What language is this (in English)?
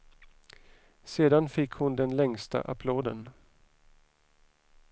Swedish